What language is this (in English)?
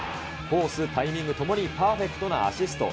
Japanese